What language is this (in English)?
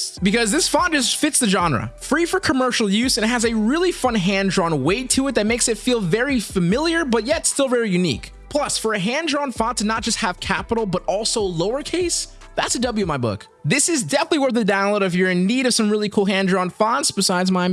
English